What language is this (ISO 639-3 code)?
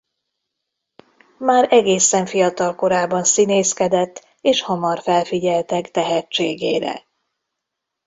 hun